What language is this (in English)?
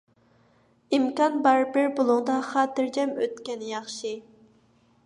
Uyghur